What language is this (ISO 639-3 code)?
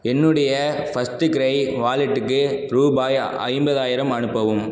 tam